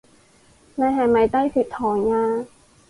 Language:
Cantonese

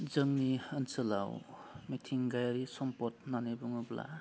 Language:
Bodo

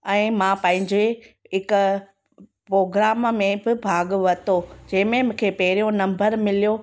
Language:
Sindhi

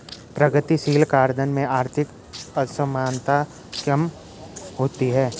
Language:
Hindi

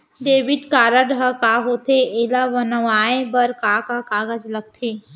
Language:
Chhattisgarhi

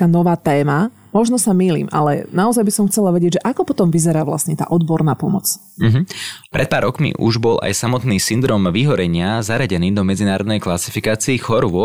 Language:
Slovak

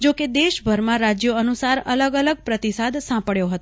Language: Gujarati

